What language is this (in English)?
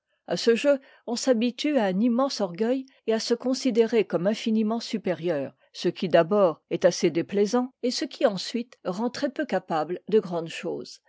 French